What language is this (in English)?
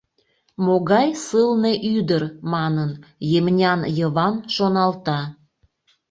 Mari